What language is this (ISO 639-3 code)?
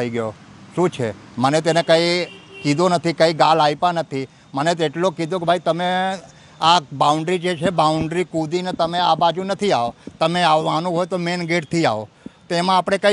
guj